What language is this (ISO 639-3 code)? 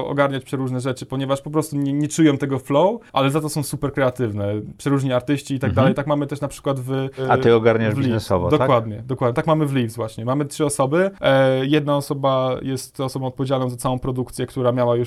pol